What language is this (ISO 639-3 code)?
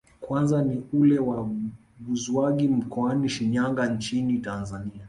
swa